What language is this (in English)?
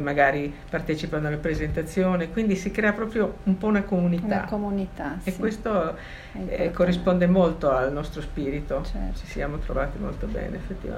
Italian